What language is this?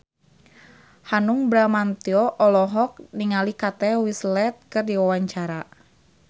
Sundanese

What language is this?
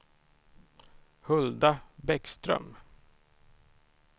Swedish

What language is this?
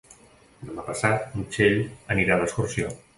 Catalan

